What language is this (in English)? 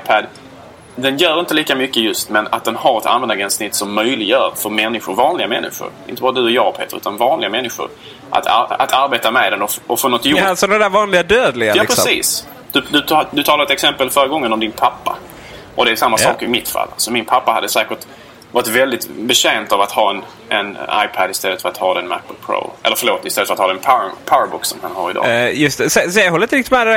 Swedish